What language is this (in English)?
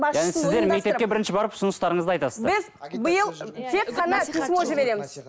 Kazakh